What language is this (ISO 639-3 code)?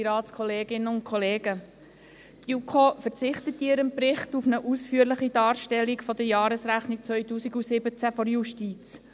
gsw